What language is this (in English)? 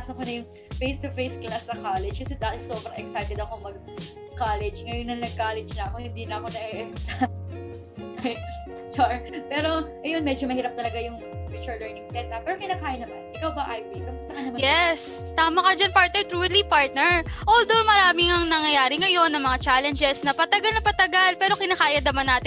Filipino